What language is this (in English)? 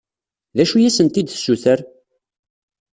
Kabyle